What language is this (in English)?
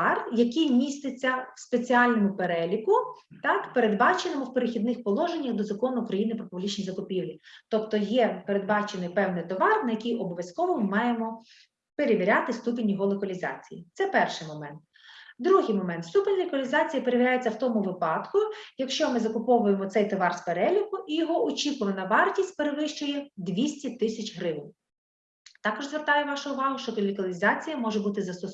Ukrainian